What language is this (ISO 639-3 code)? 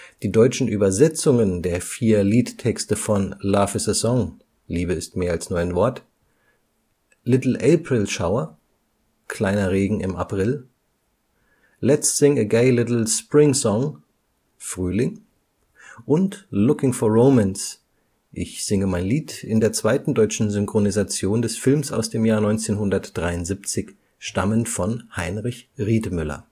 deu